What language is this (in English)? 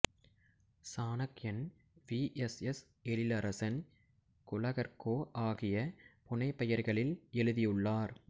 Tamil